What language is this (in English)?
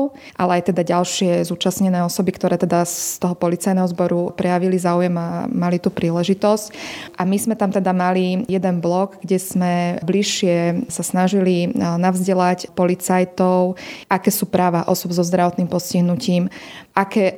Slovak